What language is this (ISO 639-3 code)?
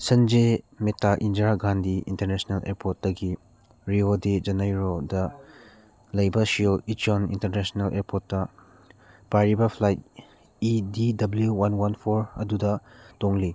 mni